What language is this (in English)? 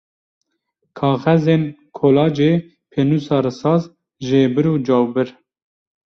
Kurdish